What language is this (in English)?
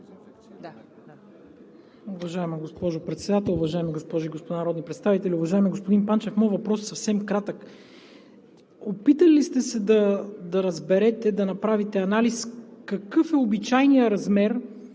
Bulgarian